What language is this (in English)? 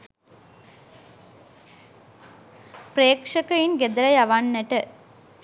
Sinhala